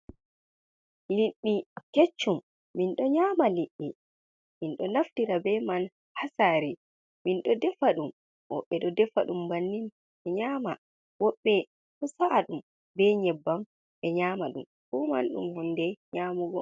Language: Fula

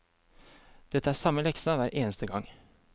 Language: Norwegian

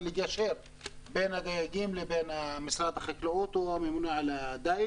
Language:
Hebrew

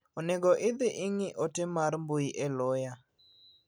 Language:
Luo (Kenya and Tanzania)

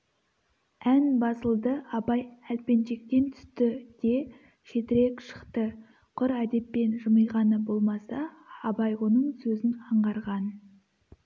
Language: Kazakh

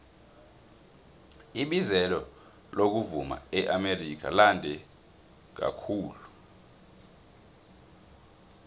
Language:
South Ndebele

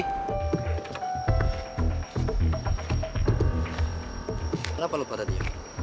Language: Indonesian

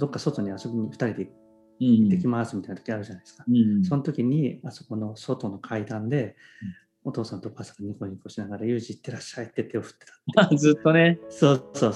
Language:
Japanese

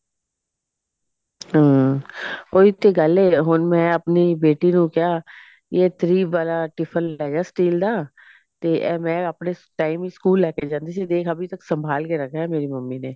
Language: Punjabi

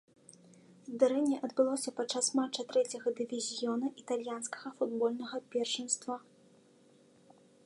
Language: Belarusian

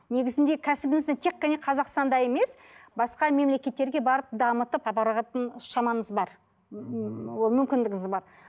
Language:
Kazakh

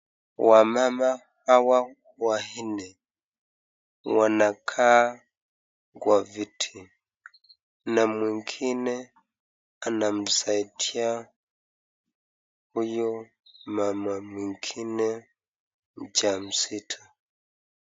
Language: Swahili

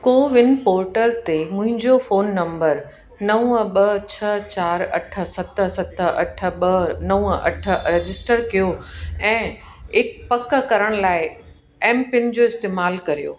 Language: Sindhi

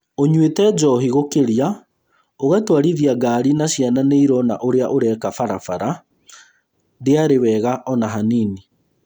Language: Kikuyu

